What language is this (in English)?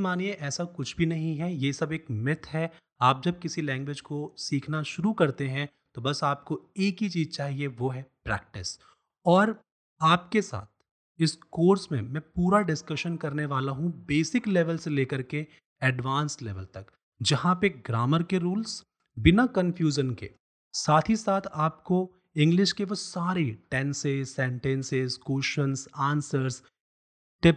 Hindi